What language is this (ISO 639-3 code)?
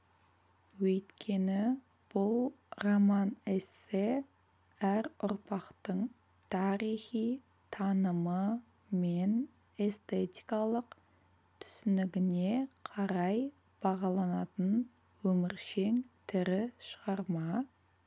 kaz